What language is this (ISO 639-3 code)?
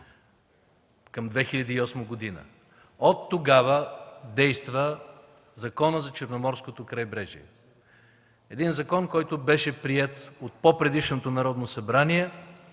bul